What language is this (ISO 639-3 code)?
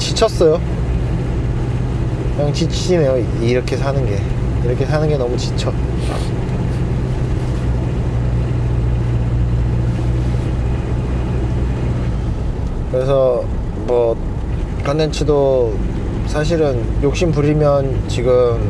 kor